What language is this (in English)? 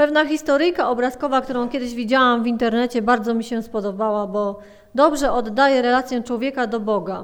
Polish